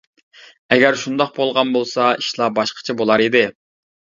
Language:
Uyghur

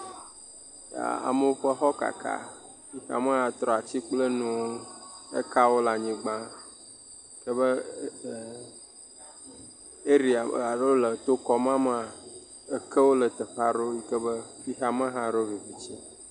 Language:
Ewe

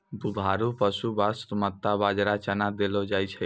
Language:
Maithili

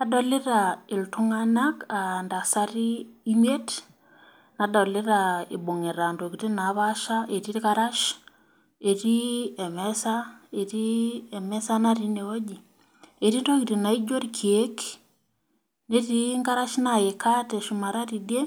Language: Masai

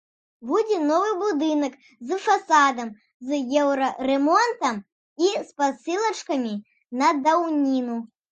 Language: Belarusian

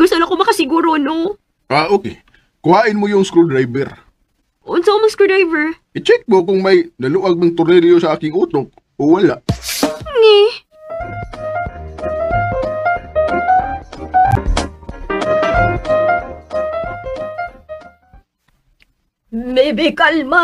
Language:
Filipino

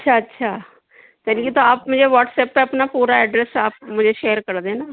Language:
Urdu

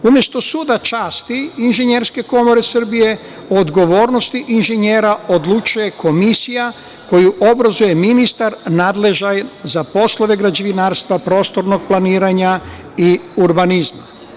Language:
Serbian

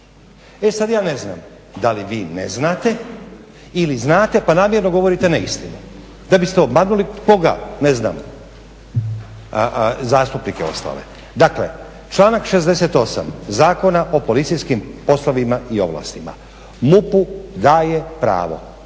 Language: Croatian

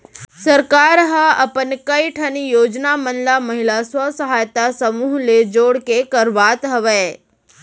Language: Chhattisgarhi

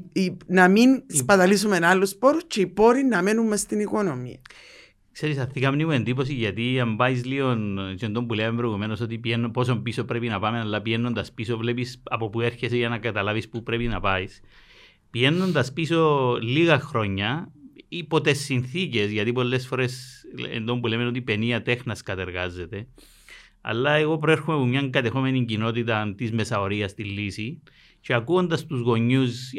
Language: Greek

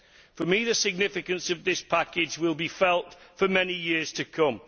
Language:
English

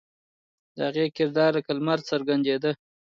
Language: Pashto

